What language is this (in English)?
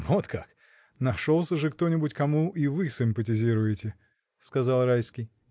Russian